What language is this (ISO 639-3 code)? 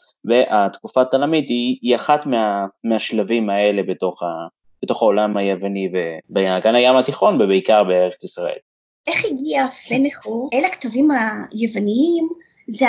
heb